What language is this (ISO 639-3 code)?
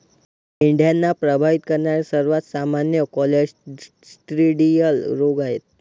mar